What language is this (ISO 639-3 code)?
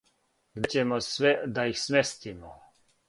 srp